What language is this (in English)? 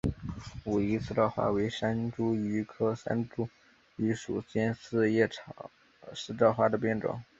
Chinese